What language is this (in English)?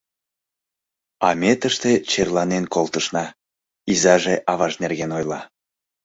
Mari